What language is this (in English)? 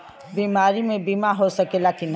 Bhojpuri